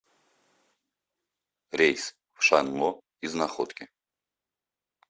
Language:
Russian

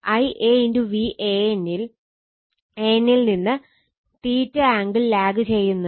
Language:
Malayalam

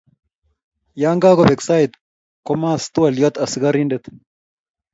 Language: Kalenjin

